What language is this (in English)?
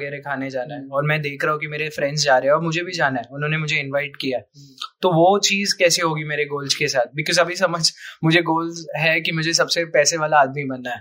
Hindi